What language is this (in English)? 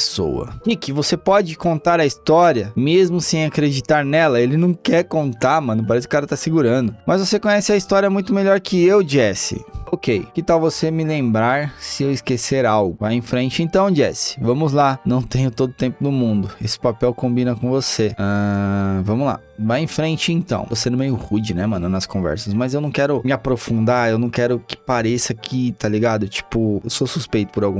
Portuguese